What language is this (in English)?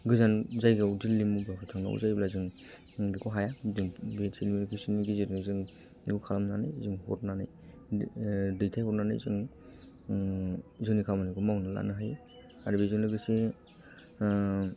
Bodo